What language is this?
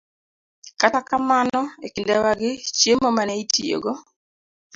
Luo (Kenya and Tanzania)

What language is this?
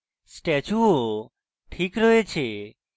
Bangla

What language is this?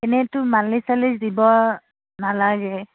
Assamese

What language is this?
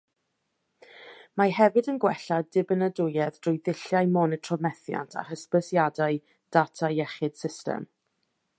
Welsh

